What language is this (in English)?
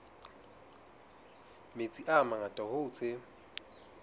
Southern Sotho